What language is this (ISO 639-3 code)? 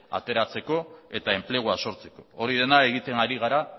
eus